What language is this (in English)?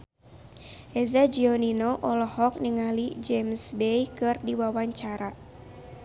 Sundanese